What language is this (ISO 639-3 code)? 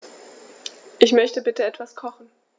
deu